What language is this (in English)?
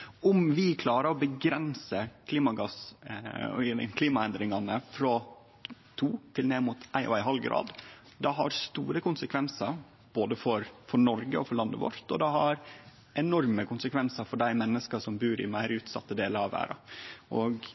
Norwegian Nynorsk